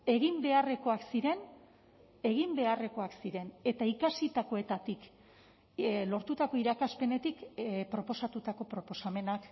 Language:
Basque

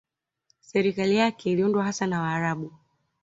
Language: Swahili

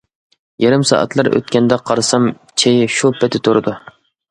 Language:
Uyghur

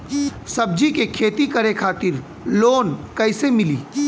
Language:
Bhojpuri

